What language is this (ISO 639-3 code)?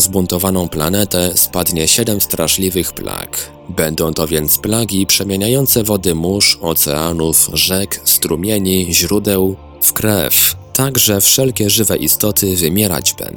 pol